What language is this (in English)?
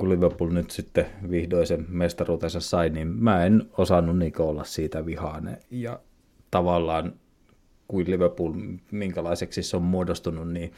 Finnish